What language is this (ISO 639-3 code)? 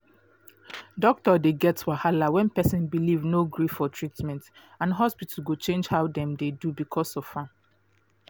pcm